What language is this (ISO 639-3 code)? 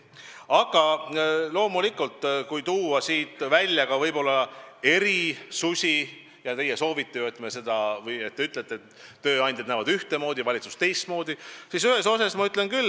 est